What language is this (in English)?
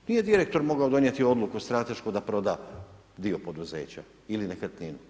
Croatian